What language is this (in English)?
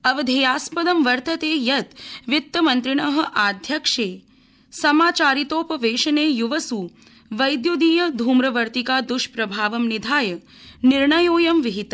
Sanskrit